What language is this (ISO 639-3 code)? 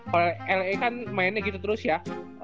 ind